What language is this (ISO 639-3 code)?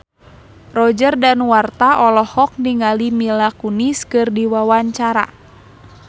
sun